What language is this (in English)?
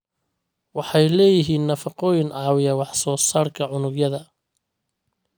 Somali